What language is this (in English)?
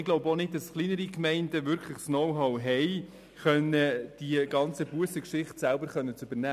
Swiss German